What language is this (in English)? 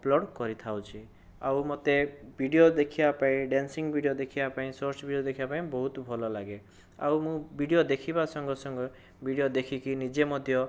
Odia